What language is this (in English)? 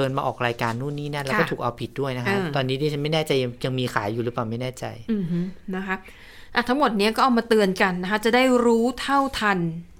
Thai